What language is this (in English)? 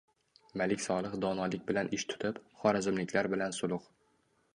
Uzbek